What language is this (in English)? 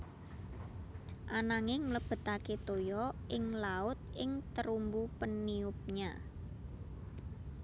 Javanese